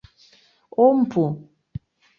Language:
Mari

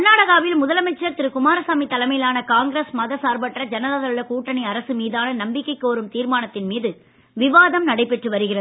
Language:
Tamil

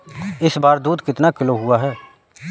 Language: Hindi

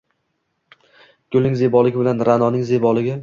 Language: Uzbek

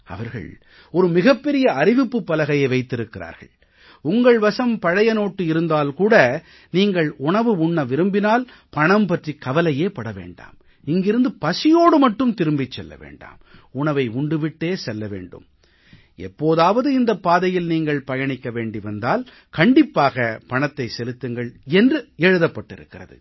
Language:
Tamil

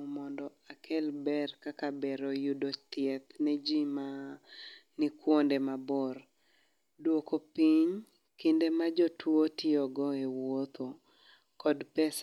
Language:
Luo (Kenya and Tanzania)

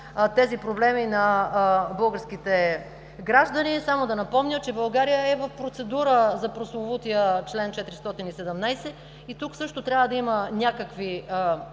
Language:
Bulgarian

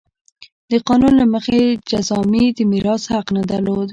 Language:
Pashto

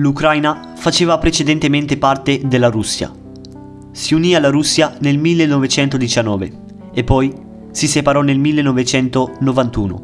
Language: Italian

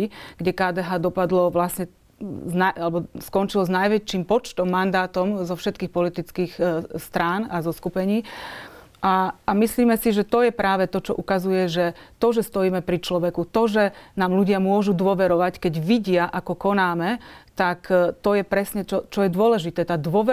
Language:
Slovak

